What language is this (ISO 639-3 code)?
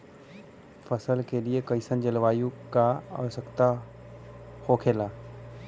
bho